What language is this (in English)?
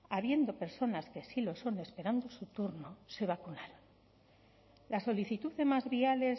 Spanish